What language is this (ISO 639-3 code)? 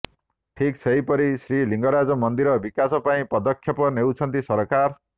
ori